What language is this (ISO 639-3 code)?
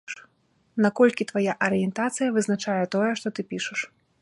bel